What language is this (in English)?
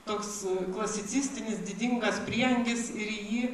Lithuanian